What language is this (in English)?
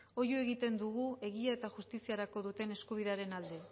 Basque